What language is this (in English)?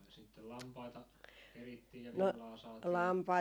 Finnish